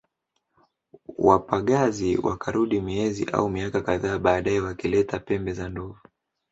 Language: Swahili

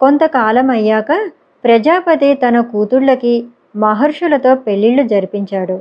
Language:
Telugu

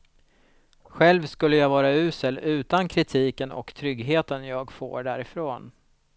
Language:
Swedish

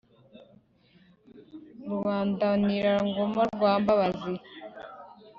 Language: Kinyarwanda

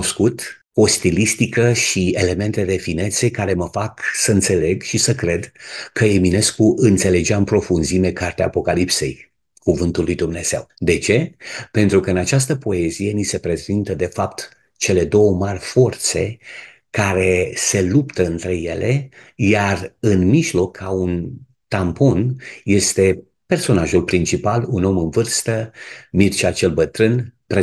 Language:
Romanian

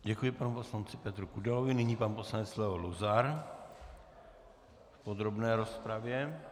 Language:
Czech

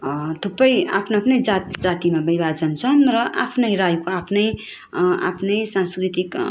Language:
Nepali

